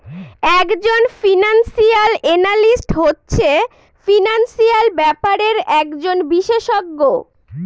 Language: Bangla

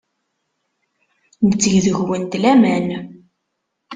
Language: Kabyle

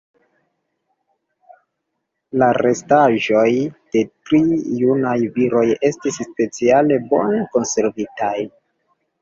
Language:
Esperanto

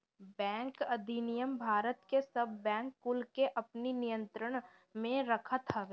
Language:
Bhojpuri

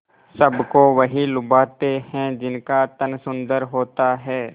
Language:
Hindi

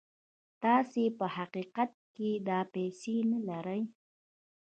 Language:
Pashto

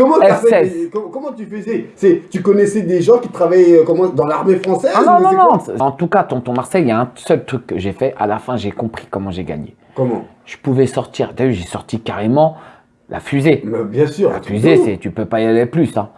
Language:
French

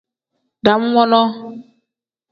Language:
Tem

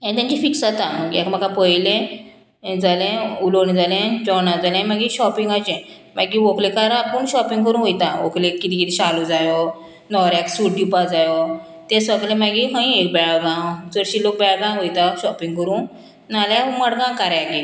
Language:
Konkani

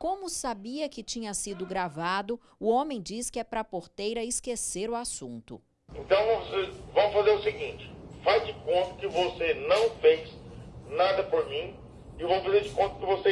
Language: Portuguese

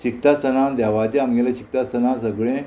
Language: Konkani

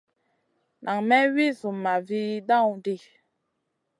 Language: Masana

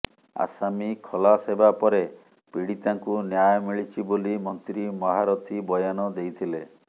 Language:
Odia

